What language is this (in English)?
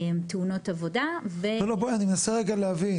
Hebrew